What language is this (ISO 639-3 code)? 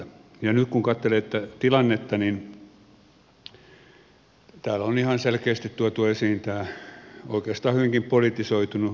fin